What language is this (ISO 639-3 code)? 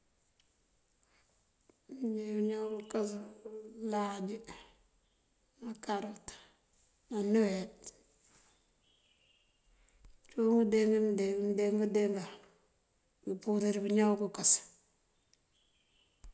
mfv